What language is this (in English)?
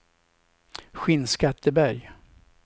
Swedish